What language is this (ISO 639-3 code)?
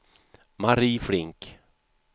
swe